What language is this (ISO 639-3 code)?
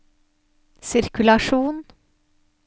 nor